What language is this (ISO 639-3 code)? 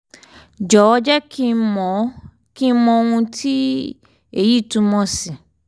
yor